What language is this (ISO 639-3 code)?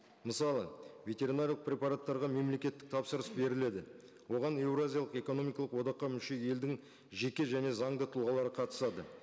kaz